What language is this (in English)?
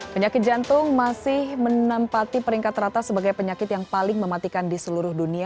Indonesian